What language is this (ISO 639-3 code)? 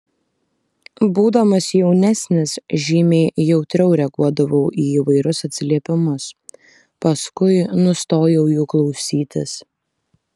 lit